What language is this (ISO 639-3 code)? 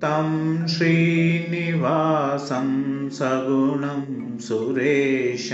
hin